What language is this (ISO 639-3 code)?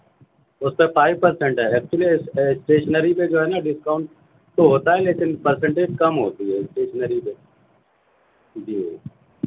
urd